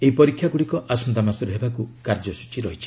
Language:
Odia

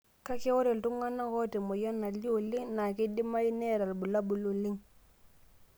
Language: Masai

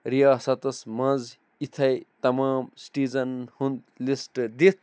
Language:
Kashmiri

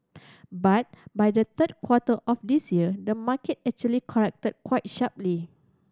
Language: English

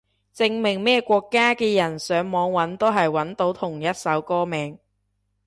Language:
Cantonese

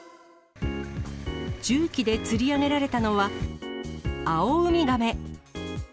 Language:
Japanese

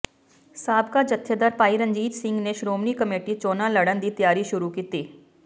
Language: Punjabi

